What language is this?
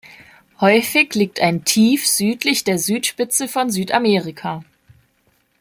German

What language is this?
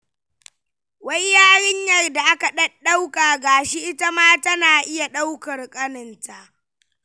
Hausa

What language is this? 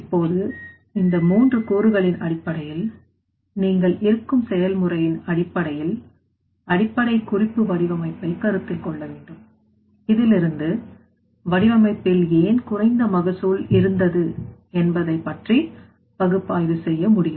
Tamil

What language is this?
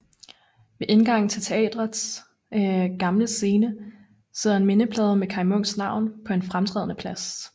Danish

